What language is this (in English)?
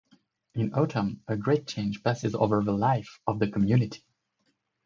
English